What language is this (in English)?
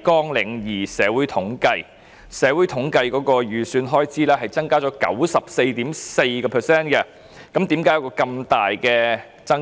Cantonese